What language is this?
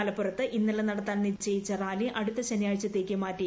Malayalam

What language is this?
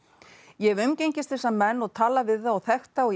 Icelandic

